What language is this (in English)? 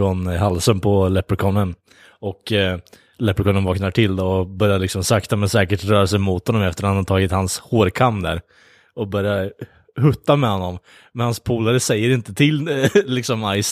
Swedish